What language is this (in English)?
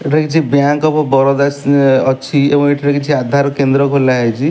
Odia